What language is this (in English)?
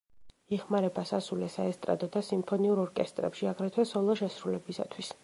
Georgian